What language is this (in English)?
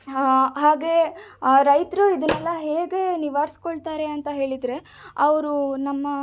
Kannada